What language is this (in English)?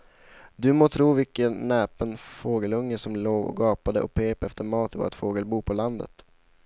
Swedish